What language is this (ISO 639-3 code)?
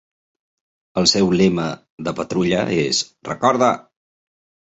cat